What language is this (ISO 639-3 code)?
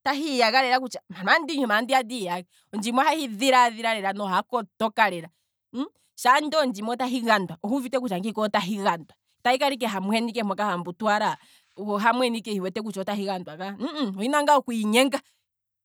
kwm